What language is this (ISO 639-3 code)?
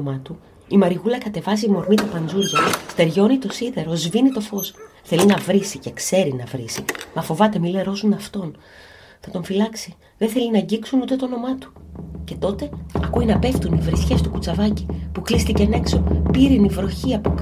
ell